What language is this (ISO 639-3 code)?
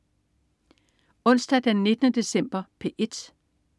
dan